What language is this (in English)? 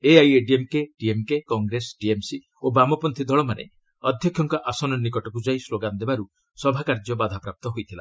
Odia